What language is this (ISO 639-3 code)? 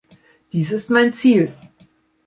deu